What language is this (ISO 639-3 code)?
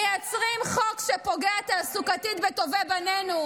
heb